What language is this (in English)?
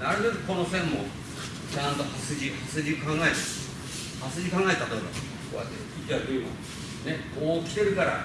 Japanese